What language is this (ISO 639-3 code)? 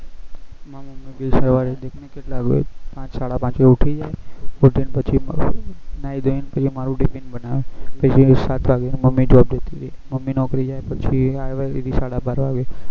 guj